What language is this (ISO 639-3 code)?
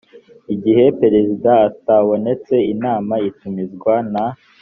kin